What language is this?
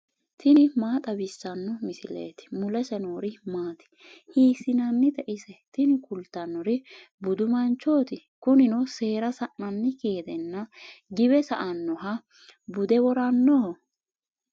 Sidamo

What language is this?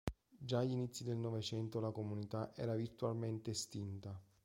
Italian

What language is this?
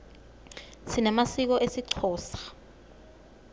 Swati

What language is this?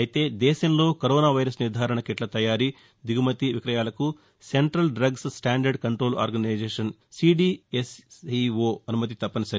Telugu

